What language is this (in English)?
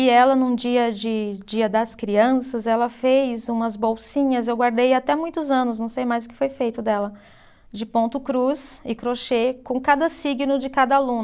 Portuguese